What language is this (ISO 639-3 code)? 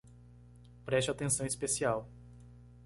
por